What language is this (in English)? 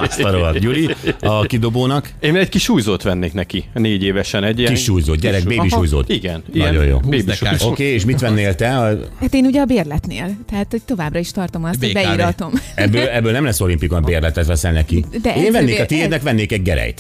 Hungarian